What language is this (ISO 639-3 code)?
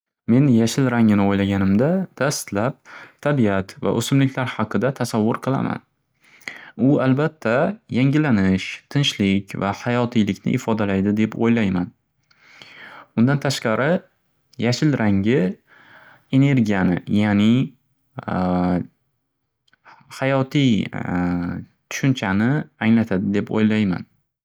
uzb